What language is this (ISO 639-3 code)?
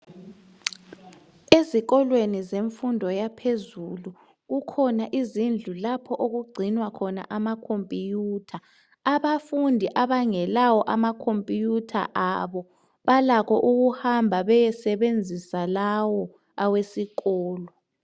nde